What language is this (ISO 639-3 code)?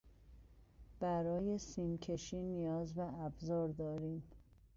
fas